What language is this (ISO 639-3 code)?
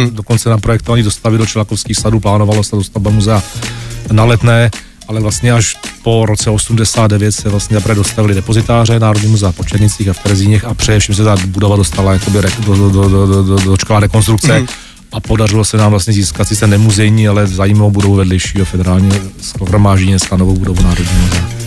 ces